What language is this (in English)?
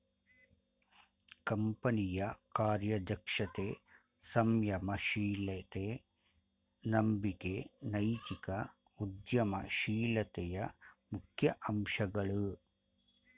Kannada